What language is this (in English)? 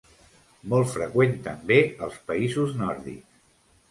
Catalan